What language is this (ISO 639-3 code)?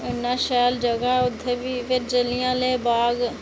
doi